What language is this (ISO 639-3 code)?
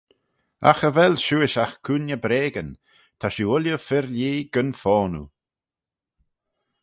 glv